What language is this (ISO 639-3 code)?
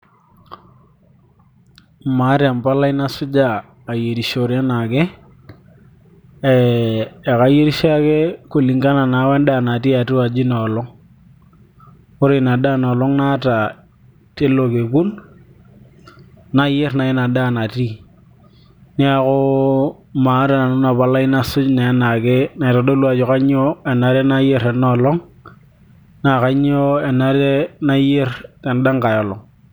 mas